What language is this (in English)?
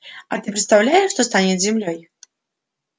Russian